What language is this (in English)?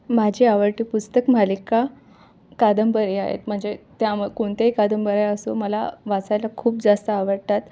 Marathi